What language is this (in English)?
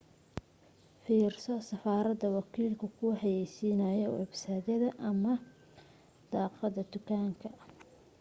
Somali